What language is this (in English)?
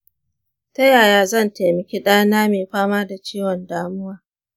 Hausa